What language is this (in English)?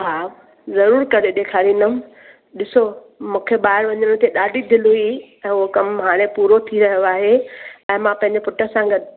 Sindhi